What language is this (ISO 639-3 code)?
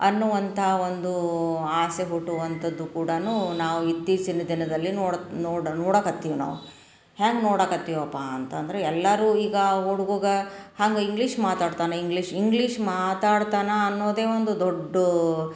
kan